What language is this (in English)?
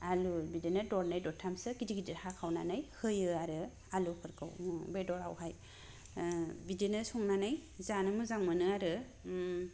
Bodo